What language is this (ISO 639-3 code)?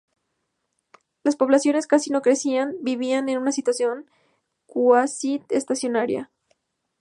spa